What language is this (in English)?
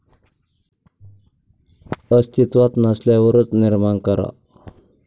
Marathi